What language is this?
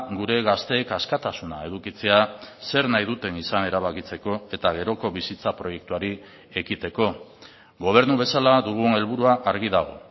Basque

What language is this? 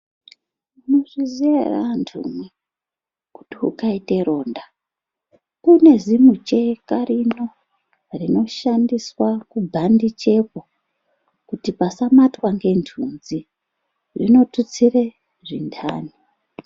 Ndau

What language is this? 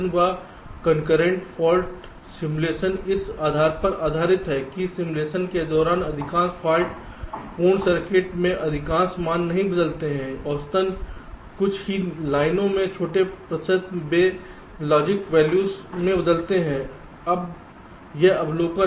Hindi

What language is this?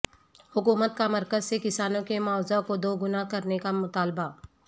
Urdu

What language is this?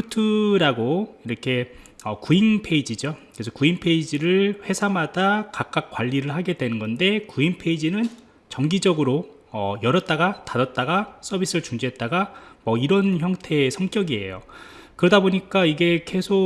Korean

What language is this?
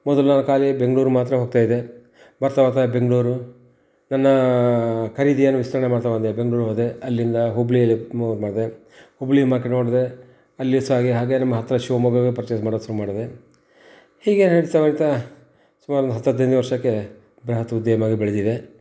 Kannada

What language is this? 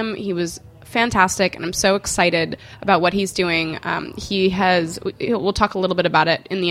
English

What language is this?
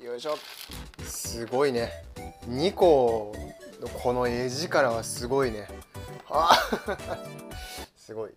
Japanese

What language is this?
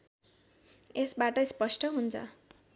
Nepali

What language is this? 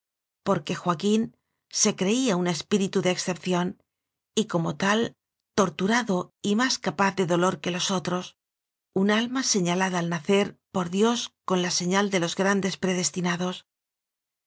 Spanish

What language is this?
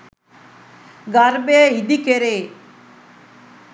Sinhala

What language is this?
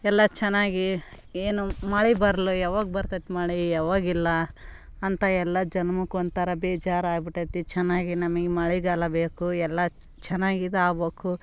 Kannada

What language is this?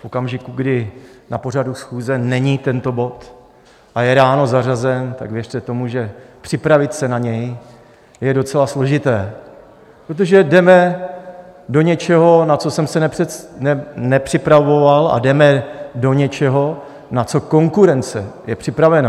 Czech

